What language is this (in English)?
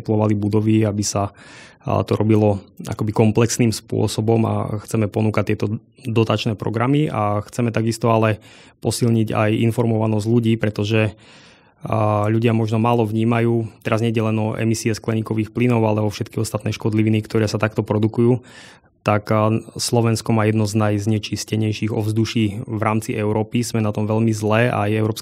Slovak